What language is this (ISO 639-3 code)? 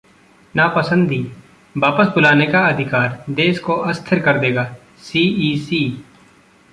hin